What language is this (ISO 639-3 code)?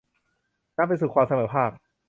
tha